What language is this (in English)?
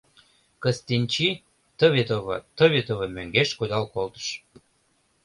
Mari